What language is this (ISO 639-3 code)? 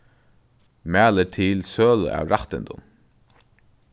fao